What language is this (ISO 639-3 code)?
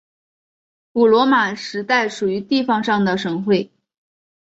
zho